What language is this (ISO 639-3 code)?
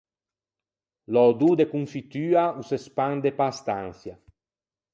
lij